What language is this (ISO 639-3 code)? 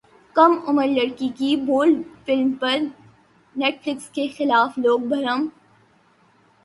urd